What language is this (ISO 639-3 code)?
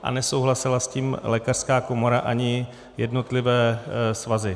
ces